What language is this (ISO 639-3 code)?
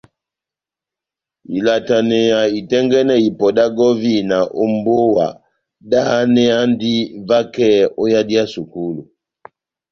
bnm